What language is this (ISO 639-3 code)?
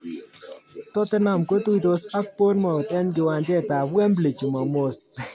kln